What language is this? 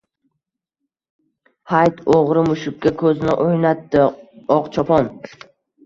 Uzbek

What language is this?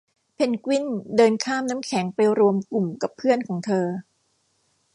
Thai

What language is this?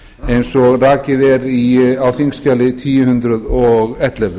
Icelandic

